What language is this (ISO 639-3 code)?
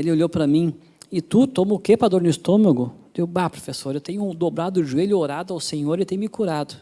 por